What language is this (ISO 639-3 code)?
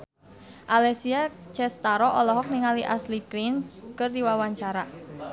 sun